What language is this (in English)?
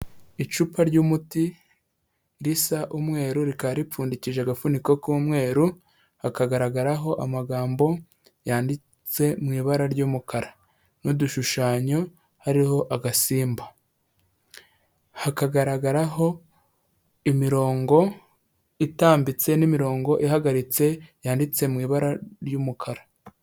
Kinyarwanda